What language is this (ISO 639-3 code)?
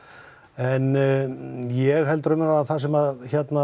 isl